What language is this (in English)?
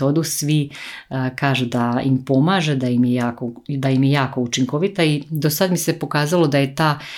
Croatian